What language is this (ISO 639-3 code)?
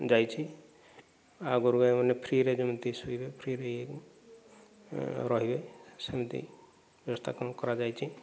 ori